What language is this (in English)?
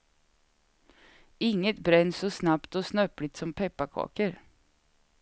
Swedish